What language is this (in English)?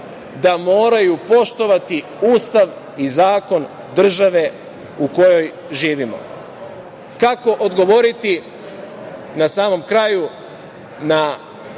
Serbian